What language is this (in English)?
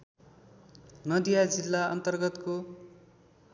Nepali